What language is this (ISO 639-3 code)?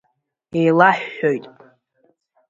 abk